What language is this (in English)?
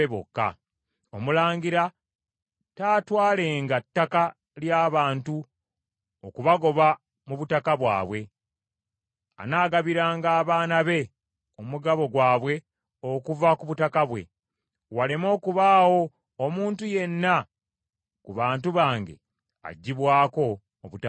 Ganda